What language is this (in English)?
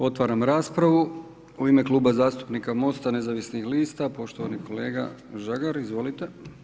Croatian